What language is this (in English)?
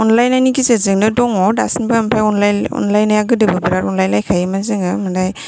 Bodo